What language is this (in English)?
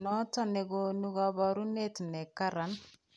Kalenjin